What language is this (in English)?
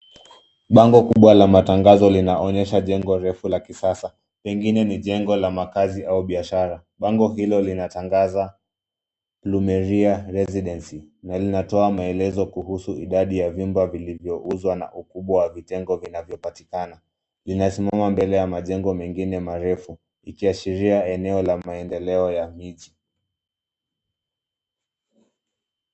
Swahili